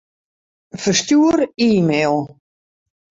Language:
Western Frisian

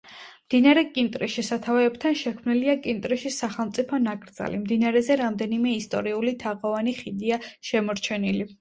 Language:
Georgian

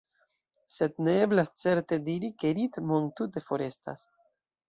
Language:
Esperanto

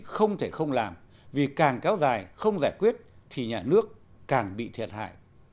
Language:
Vietnamese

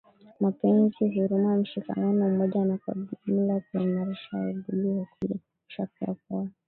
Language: Swahili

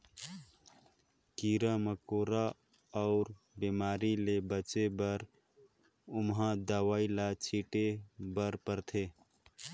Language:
Chhattisgarhi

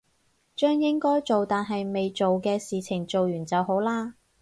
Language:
Cantonese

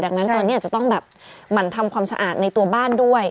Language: Thai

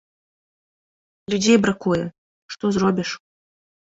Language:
Belarusian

